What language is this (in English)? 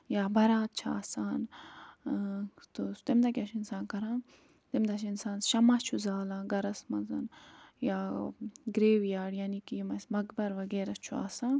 Kashmiri